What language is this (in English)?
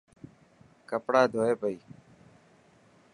Dhatki